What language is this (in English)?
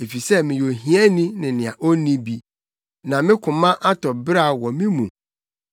Akan